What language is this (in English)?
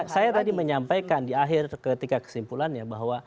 Indonesian